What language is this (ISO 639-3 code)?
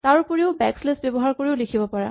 asm